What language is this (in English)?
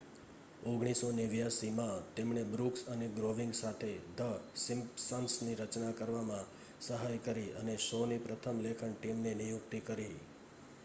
Gujarati